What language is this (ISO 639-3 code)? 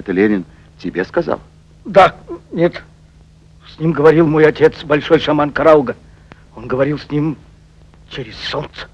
rus